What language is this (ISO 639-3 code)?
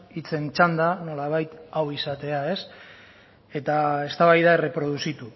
eus